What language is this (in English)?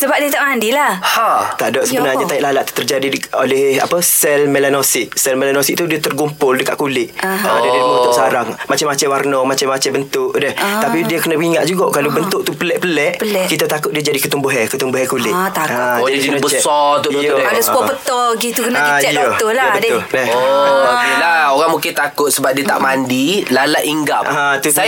Malay